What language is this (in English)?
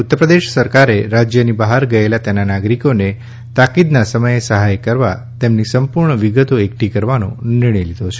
Gujarati